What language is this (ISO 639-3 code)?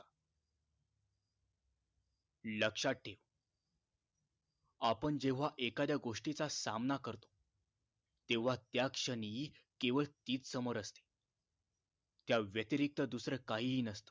mar